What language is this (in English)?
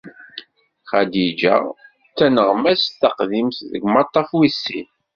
Kabyle